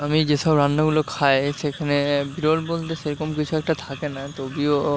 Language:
Bangla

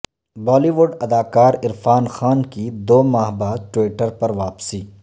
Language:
Urdu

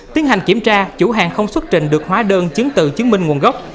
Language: Vietnamese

